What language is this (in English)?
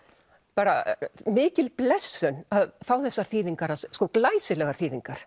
Icelandic